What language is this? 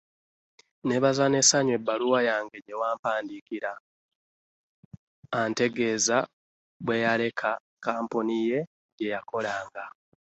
Ganda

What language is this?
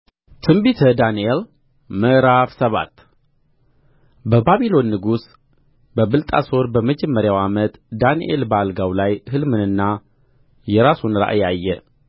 Amharic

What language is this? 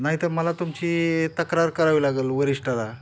Marathi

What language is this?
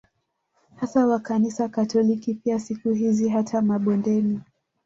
Swahili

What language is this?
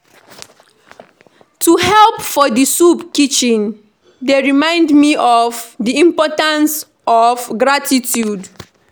Nigerian Pidgin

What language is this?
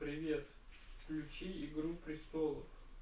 Russian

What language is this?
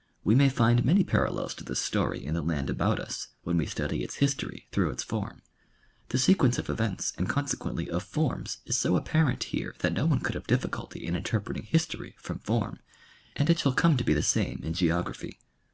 English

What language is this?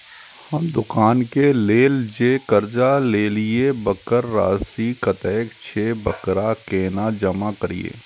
Maithili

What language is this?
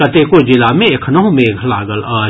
Maithili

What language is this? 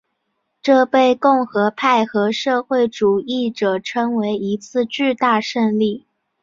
Chinese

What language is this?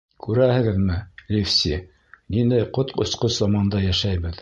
Bashkir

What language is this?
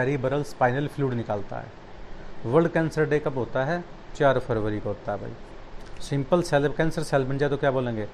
Hindi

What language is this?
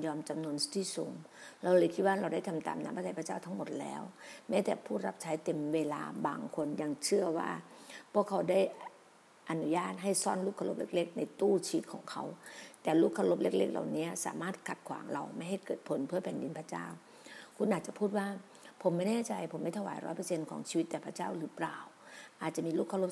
Thai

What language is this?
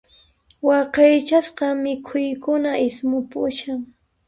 Puno Quechua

